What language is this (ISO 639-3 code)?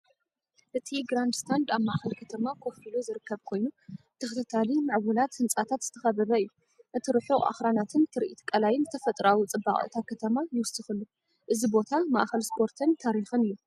tir